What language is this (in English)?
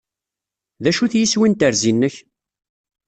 Kabyle